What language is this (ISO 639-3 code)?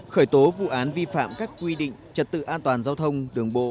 vie